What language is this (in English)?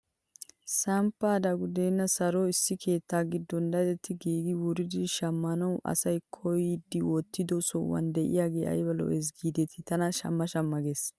Wolaytta